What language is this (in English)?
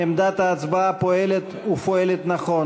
Hebrew